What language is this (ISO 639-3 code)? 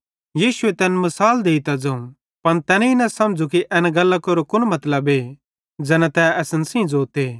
bhd